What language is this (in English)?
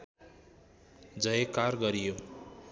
Nepali